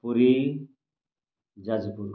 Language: Odia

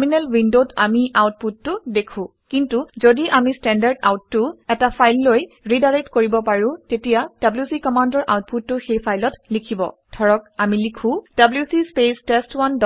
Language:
Assamese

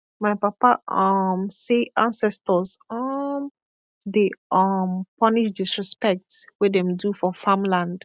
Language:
Nigerian Pidgin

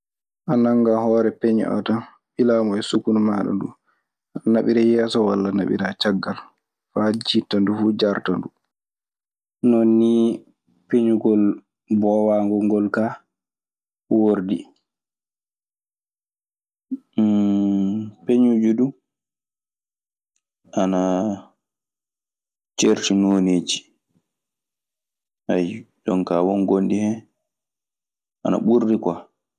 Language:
Maasina Fulfulde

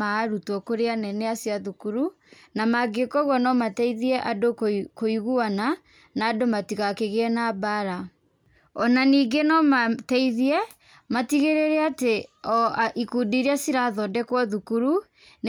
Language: Kikuyu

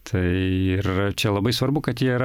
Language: Lithuanian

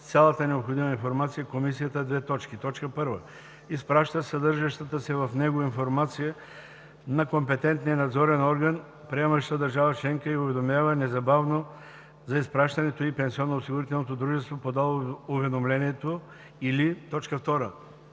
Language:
Bulgarian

